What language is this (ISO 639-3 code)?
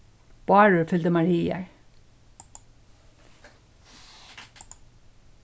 fao